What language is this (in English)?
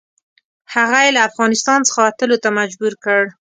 Pashto